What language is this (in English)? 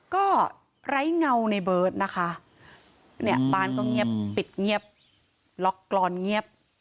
Thai